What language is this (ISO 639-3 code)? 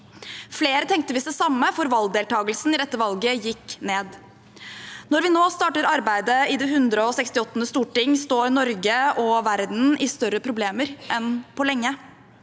nor